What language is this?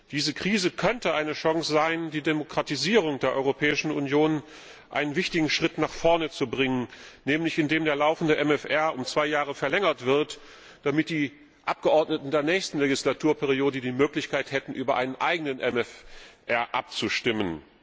German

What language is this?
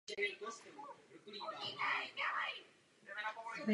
Czech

